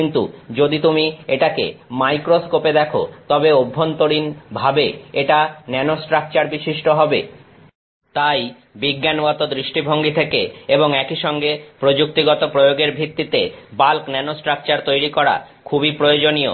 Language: Bangla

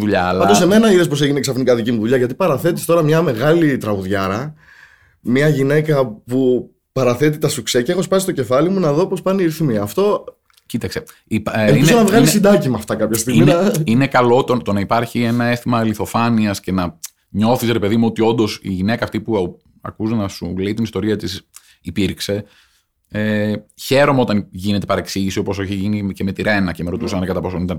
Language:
Greek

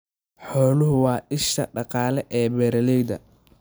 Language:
Somali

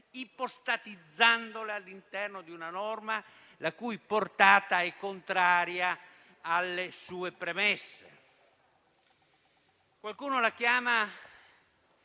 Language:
Italian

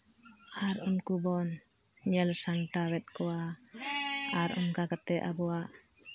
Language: Santali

